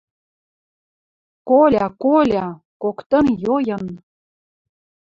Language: Western Mari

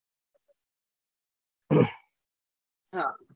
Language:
Gujarati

